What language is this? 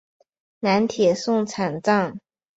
Chinese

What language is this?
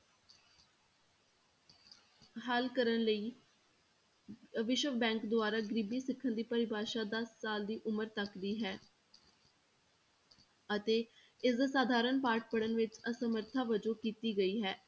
Punjabi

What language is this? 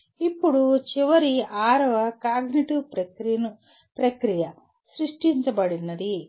Telugu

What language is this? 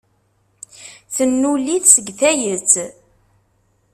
Kabyle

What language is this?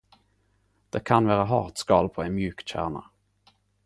Norwegian Nynorsk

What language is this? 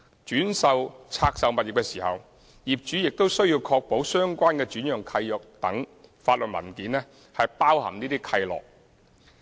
Cantonese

